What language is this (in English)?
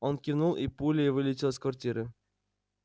Russian